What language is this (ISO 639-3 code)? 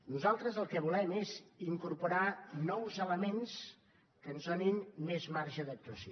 cat